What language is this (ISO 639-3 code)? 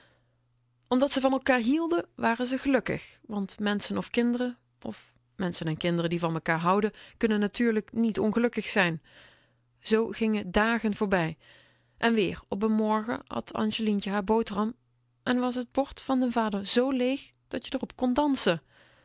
nld